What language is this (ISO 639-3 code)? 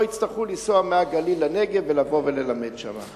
heb